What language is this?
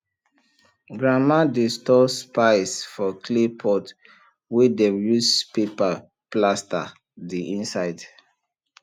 Nigerian Pidgin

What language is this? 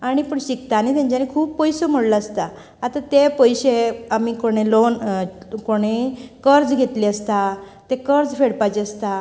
Konkani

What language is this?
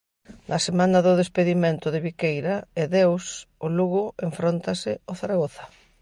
Galician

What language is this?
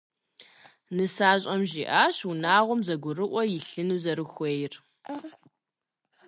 Kabardian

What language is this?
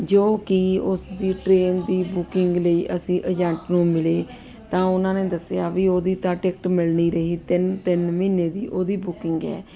Punjabi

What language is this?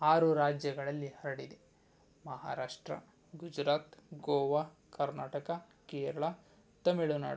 Kannada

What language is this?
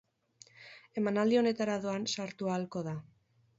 Basque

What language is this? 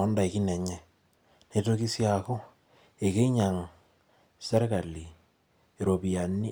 Masai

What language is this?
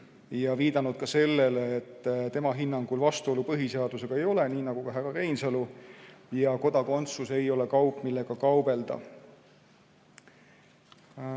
Estonian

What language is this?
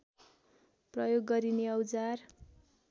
Nepali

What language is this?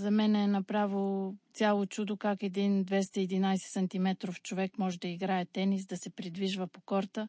Bulgarian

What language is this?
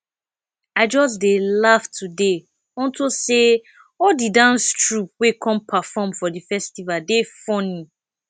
Nigerian Pidgin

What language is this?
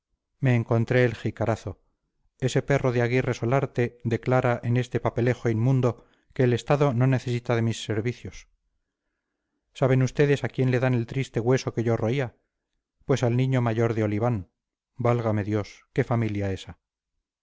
Spanish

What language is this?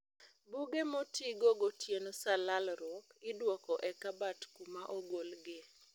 Luo (Kenya and Tanzania)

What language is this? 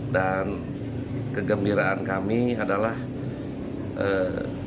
Indonesian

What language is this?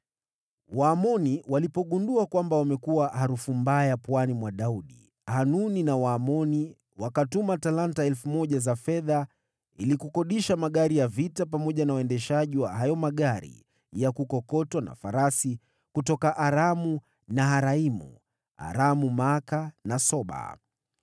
Swahili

